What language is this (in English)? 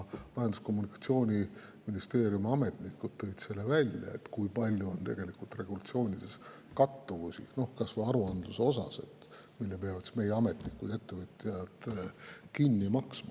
Estonian